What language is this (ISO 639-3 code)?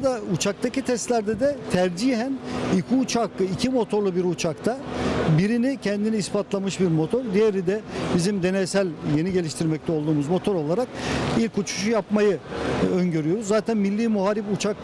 tur